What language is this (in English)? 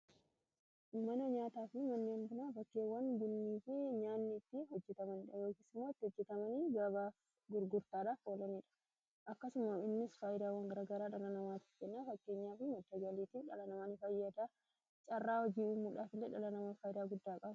Oromo